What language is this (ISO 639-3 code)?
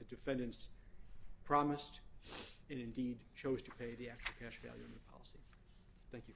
eng